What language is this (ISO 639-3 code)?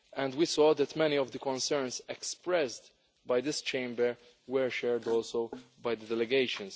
eng